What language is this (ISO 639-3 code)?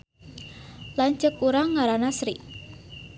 sun